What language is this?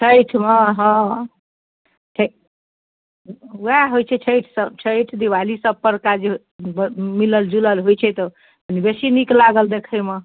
Maithili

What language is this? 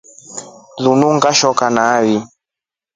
Rombo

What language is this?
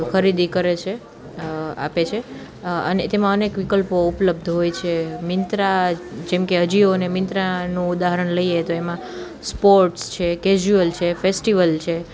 Gujarati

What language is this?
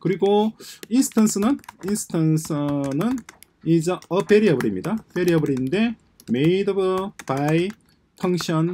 Korean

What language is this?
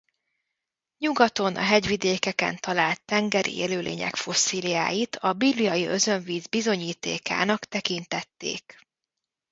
Hungarian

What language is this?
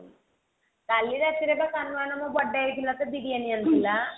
Odia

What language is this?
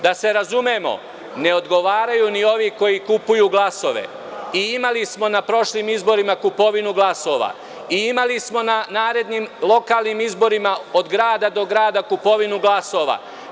Serbian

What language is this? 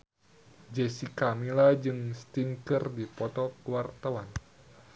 Sundanese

